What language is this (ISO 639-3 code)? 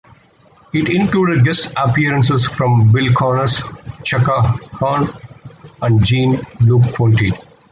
eng